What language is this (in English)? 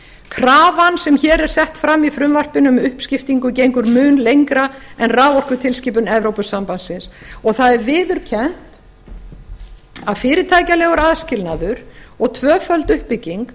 Icelandic